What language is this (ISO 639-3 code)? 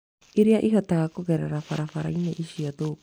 kik